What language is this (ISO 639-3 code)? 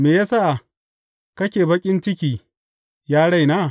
hau